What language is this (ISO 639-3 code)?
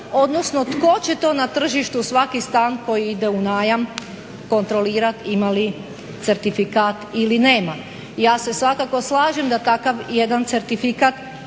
hrv